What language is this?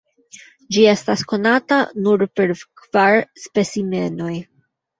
Esperanto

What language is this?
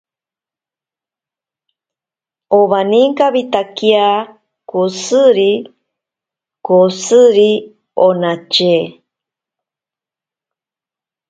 Ashéninka Perené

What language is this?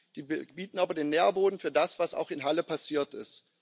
German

